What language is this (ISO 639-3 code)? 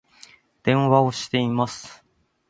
jpn